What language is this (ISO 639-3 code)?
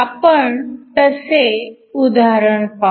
mar